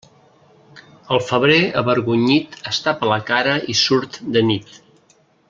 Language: Catalan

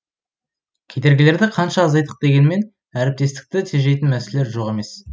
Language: Kazakh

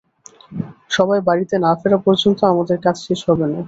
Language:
Bangla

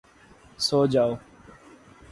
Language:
Urdu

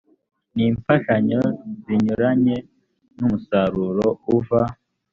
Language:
Kinyarwanda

